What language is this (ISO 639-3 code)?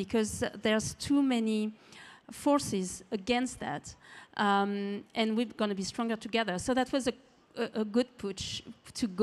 eng